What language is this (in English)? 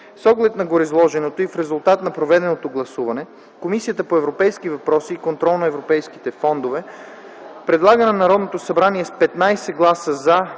Bulgarian